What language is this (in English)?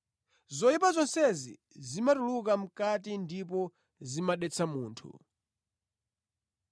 Nyanja